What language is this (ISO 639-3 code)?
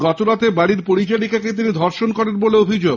ben